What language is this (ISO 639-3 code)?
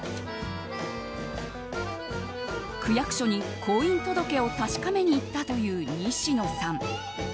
jpn